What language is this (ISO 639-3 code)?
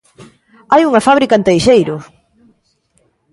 glg